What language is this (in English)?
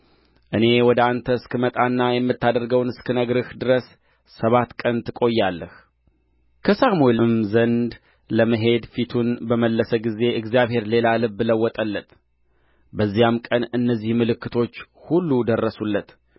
Amharic